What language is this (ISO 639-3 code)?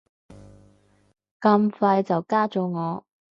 yue